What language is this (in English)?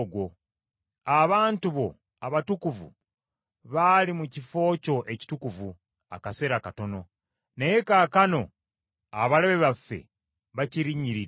Ganda